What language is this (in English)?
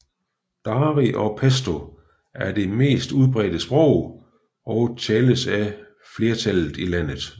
Danish